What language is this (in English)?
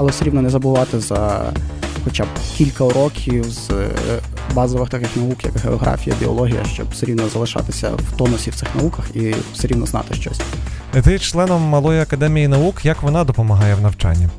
Ukrainian